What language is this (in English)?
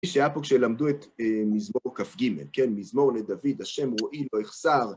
Hebrew